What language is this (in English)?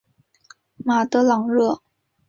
Chinese